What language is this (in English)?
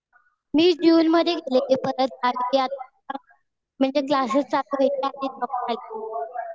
Marathi